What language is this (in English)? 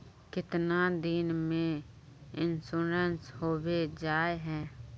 Magahi